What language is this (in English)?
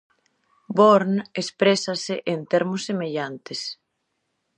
Galician